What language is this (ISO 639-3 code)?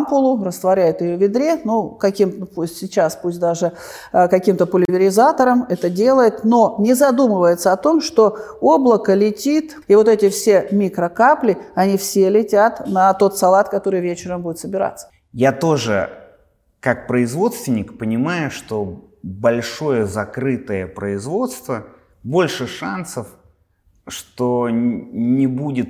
rus